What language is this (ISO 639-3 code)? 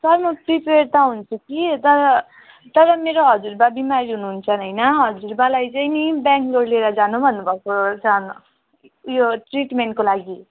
nep